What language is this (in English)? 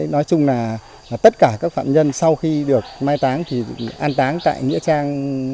Vietnamese